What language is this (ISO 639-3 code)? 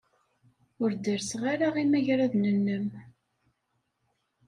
kab